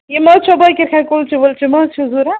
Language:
Kashmiri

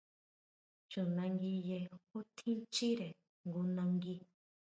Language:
Huautla Mazatec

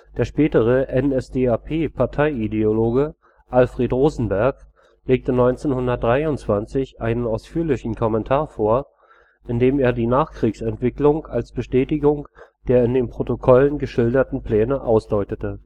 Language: German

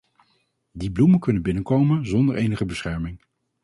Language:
Dutch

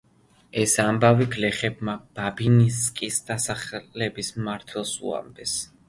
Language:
Georgian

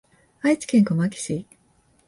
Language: Japanese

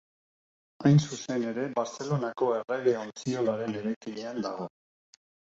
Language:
Basque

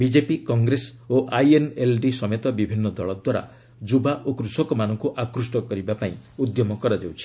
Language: Odia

